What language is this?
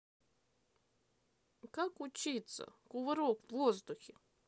Russian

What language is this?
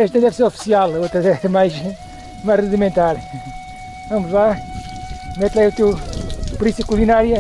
Portuguese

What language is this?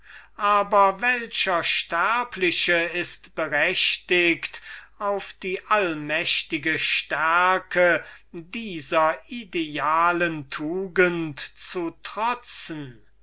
German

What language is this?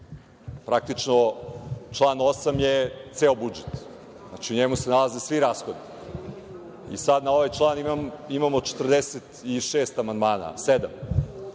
Serbian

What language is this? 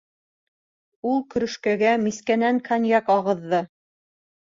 Bashkir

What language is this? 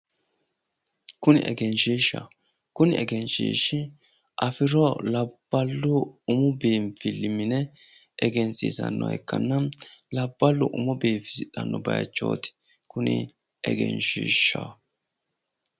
Sidamo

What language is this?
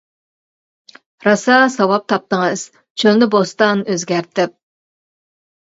Uyghur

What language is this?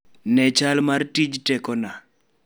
Luo (Kenya and Tanzania)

